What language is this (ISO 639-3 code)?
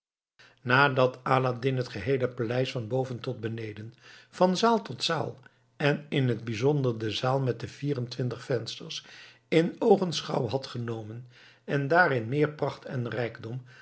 nld